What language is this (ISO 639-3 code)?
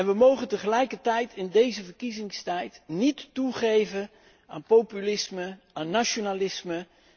nld